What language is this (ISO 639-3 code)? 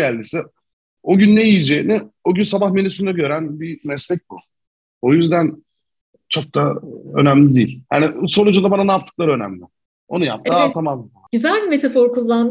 tur